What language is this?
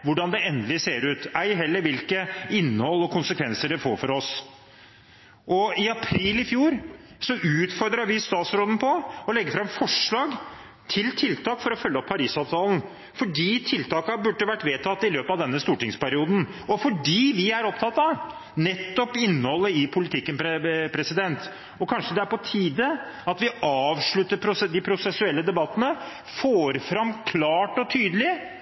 Norwegian Bokmål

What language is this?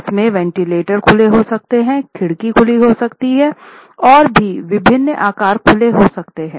Hindi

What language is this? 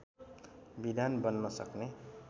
Nepali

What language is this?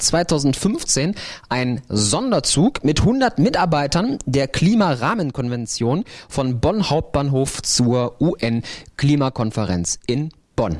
German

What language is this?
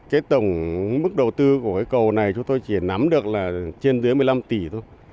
Vietnamese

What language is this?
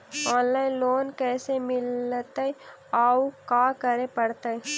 Magahi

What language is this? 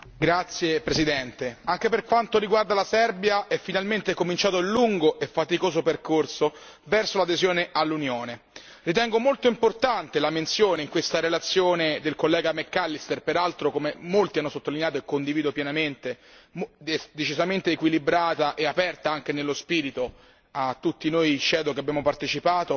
Italian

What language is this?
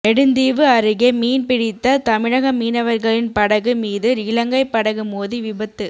Tamil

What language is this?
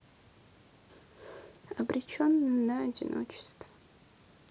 Russian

